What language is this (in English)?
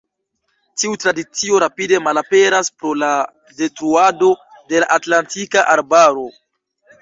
Esperanto